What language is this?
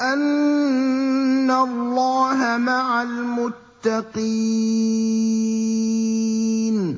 Arabic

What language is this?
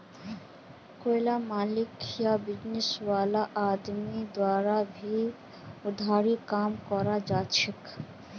Magahi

